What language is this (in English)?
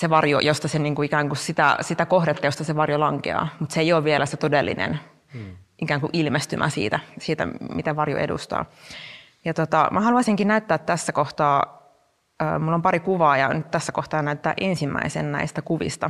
Finnish